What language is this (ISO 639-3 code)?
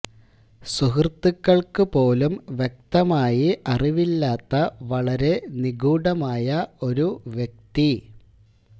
mal